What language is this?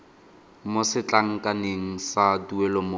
Tswana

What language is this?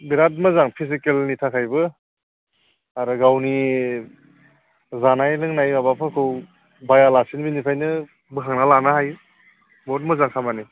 Bodo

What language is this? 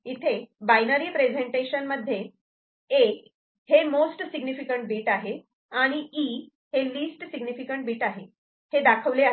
Marathi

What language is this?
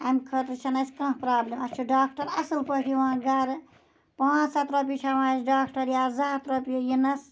Kashmiri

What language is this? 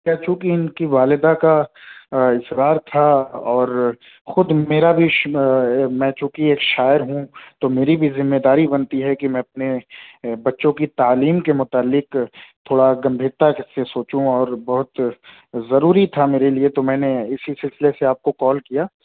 Urdu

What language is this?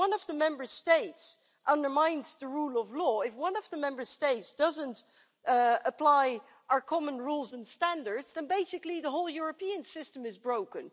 English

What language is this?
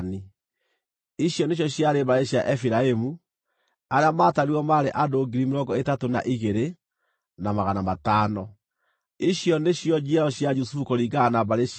Kikuyu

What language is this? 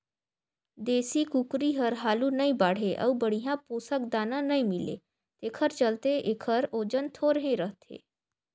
Chhattisgarhi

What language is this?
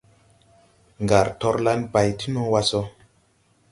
Tupuri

